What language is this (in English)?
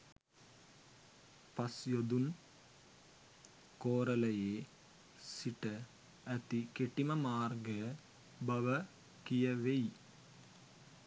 Sinhala